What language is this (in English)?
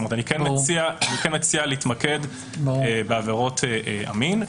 Hebrew